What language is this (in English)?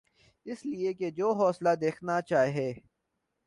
Urdu